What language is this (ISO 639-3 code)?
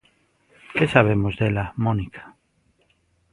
glg